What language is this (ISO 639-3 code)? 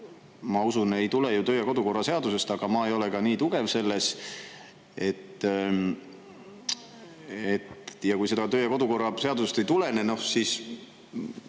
est